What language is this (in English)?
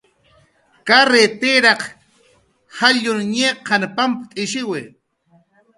Jaqaru